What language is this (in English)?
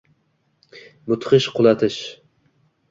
Uzbek